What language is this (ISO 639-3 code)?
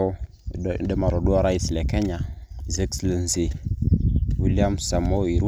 mas